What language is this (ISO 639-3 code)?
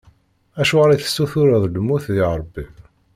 kab